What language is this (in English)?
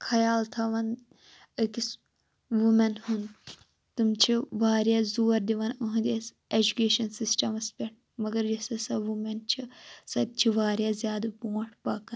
Kashmiri